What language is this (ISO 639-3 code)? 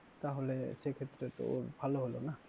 ben